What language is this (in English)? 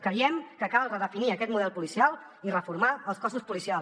Catalan